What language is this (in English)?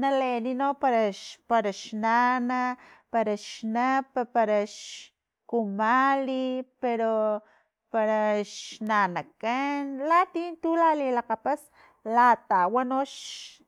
Filomena Mata-Coahuitlán Totonac